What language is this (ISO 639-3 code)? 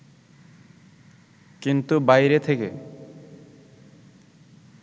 ben